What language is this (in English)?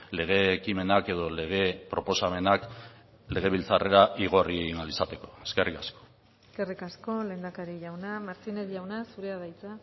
Basque